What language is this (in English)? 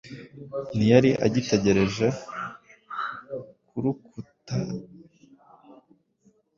Kinyarwanda